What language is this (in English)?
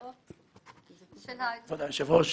Hebrew